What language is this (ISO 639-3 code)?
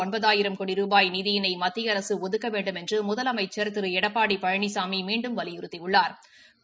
tam